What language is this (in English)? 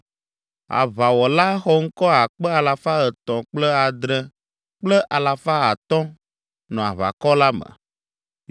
Ewe